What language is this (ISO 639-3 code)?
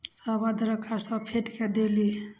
mai